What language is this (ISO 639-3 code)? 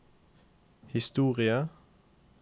nor